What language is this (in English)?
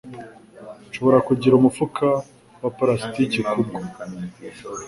Kinyarwanda